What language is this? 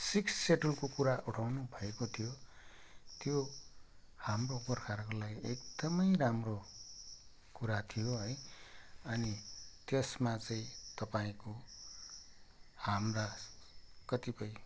Nepali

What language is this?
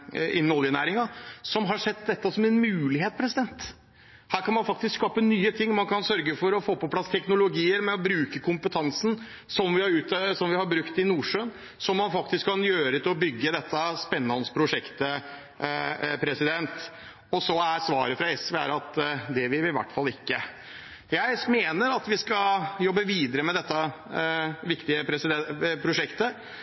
Norwegian Bokmål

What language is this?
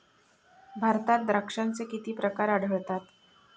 Marathi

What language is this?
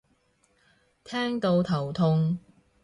Cantonese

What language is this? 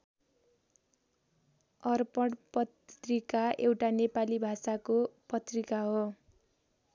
Nepali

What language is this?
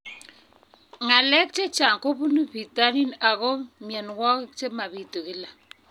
Kalenjin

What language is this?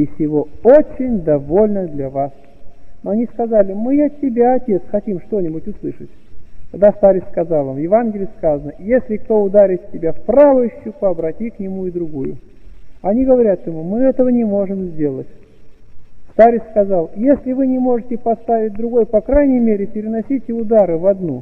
Russian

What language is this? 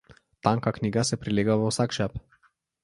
Slovenian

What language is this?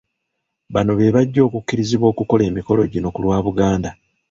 Ganda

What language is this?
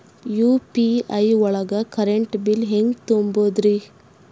Kannada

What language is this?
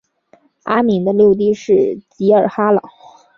Chinese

